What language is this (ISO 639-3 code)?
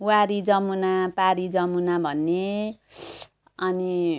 nep